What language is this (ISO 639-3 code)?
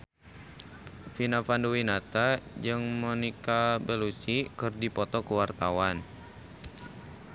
sun